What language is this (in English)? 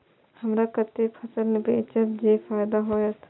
Maithili